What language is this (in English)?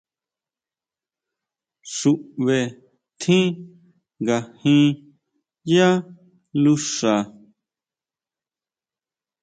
Huautla Mazatec